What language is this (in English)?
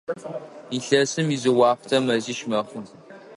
Adyghe